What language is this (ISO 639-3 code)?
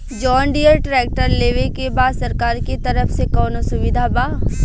bho